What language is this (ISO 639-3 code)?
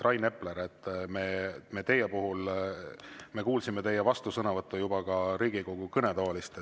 est